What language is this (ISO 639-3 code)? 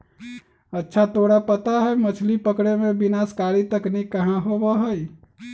mag